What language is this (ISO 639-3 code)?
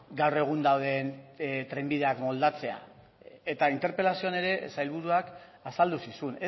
eus